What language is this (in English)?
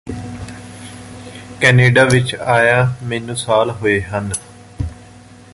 Punjabi